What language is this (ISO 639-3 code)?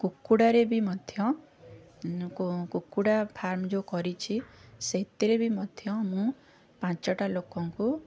ori